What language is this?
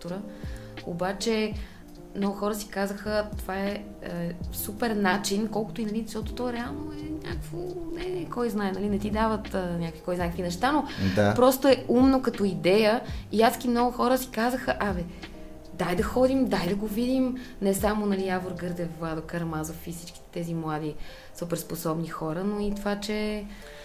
Bulgarian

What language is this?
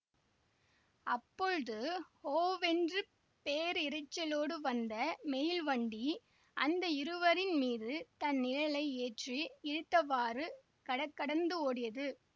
Tamil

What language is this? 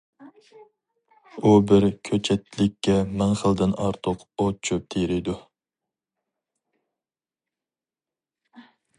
Uyghur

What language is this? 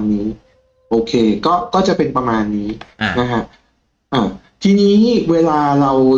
Thai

